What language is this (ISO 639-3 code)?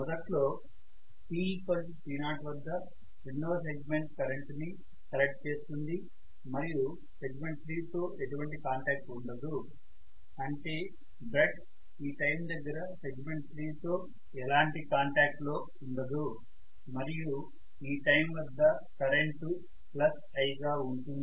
tel